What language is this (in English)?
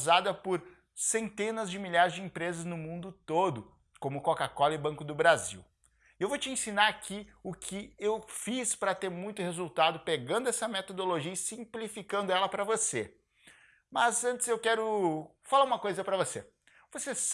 Portuguese